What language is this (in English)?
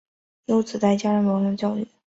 Chinese